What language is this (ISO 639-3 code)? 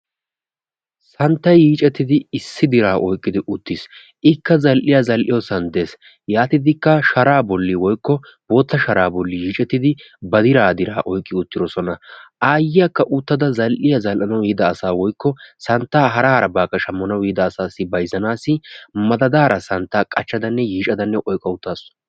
wal